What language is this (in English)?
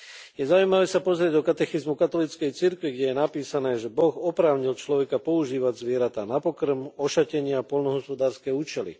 Slovak